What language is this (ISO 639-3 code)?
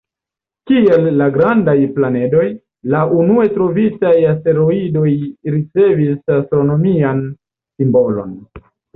epo